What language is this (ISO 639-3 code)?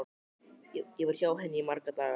isl